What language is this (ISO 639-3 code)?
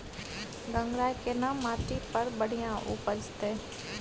mai